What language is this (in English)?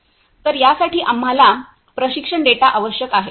Marathi